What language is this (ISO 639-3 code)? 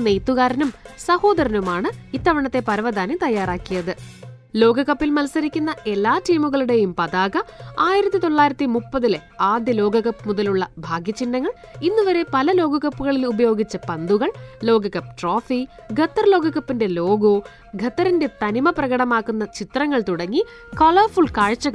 mal